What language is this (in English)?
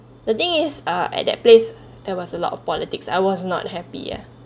English